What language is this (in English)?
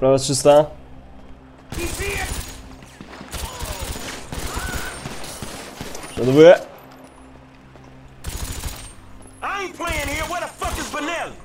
Polish